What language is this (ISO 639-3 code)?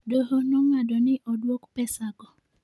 luo